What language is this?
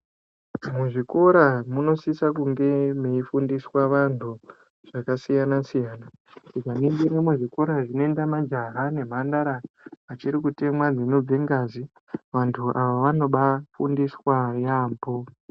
Ndau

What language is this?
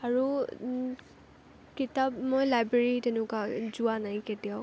Assamese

